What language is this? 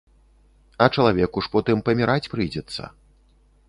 Belarusian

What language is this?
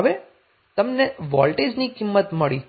Gujarati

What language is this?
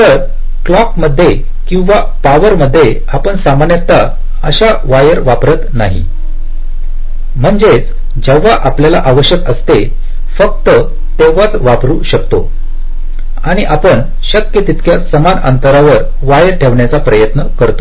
Marathi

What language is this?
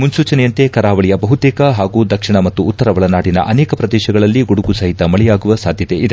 Kannada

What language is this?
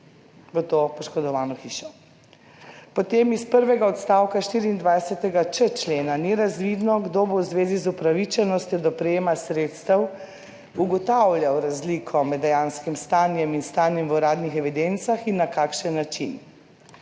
Slovenian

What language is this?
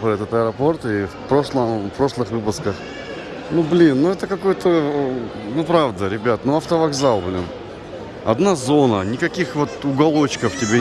Russian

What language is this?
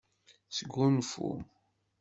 Kabyle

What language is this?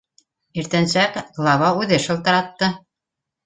Bashkir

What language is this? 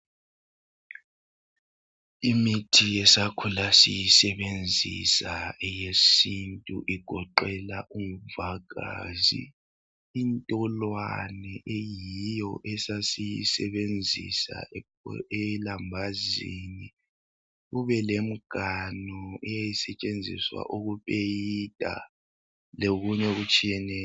North Ndebele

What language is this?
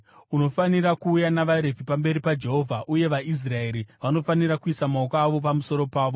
Shona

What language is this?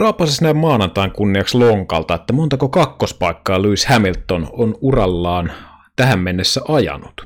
Finnish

